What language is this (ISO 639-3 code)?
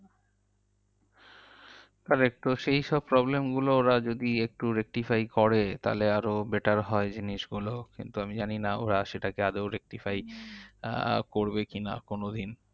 ben